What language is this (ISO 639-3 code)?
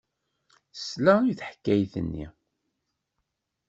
kab